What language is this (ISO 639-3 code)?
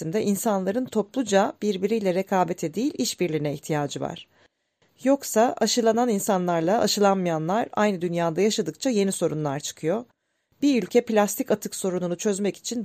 tur